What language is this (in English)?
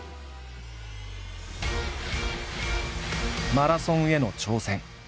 Japanese